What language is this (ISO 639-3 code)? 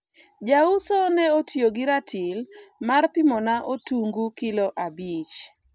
luo